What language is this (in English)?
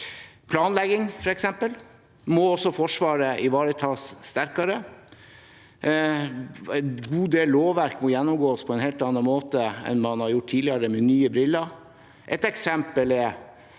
Norwegian